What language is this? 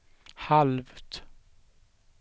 Swedish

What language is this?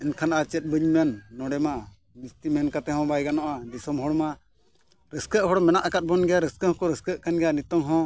Santali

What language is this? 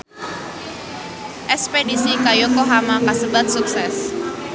Sundanese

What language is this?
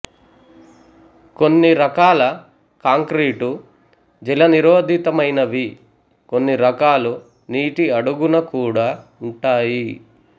Telugu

